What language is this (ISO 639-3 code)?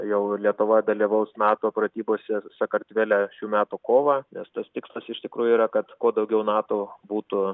lit